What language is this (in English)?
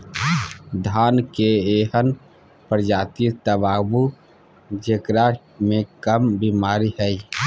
Maithili